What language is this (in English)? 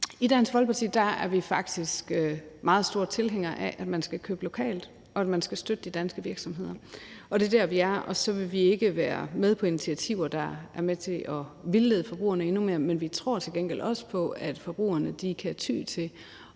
Danish